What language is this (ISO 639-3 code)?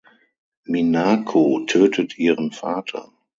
deu